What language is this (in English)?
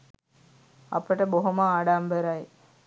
Sinhala